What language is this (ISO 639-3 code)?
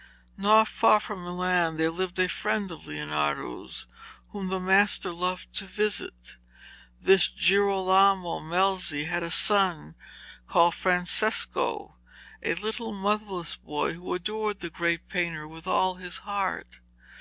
eng